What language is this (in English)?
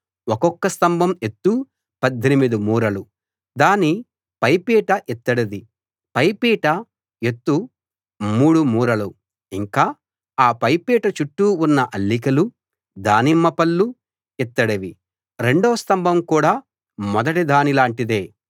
Telugu